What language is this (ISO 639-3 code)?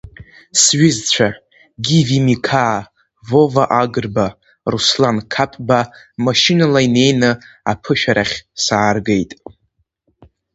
abk